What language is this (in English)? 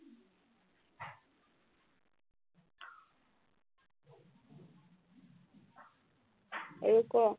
Assamese